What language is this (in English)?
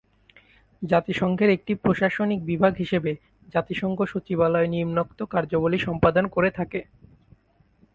Bangla